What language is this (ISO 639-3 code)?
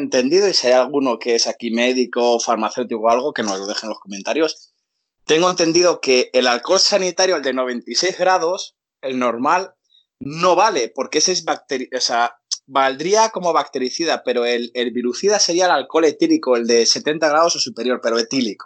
spa